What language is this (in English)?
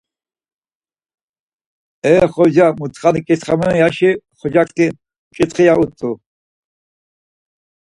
Laz